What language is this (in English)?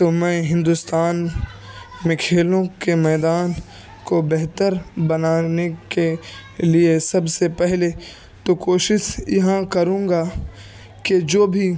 Urdu